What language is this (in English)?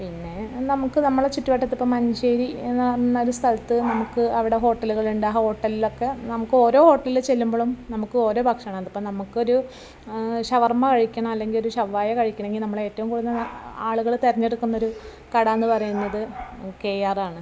Malayalam